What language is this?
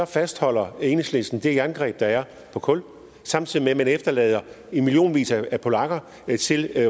Danish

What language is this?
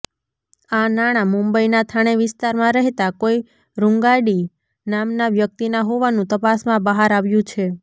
Gujarati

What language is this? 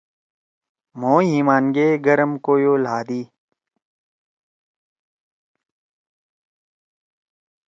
Torwali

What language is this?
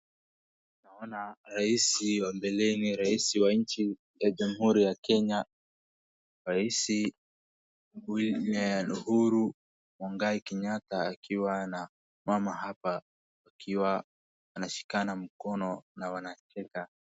Swahili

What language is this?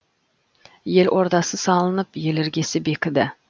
Kazakh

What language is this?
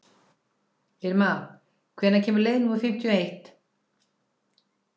Icelandic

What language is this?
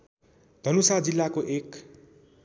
Nepali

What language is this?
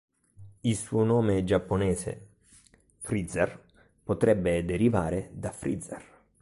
Italian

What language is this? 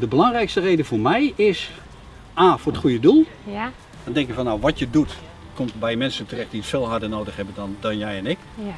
Dutch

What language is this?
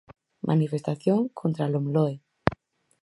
Galician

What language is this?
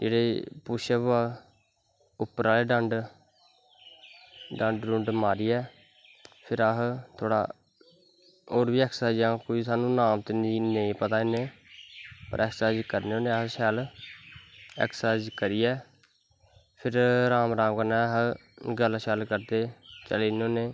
Dogri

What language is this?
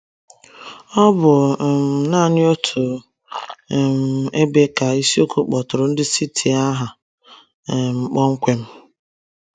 Igbo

